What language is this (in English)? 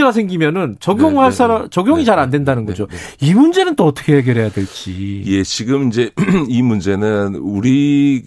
Korean